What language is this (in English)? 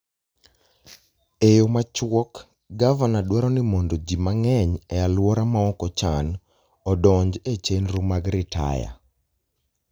Luo (Kenya and Tanzania)